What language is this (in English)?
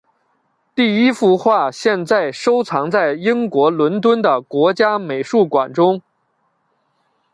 Chinese